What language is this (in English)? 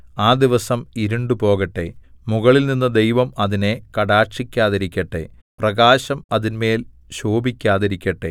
Malayalam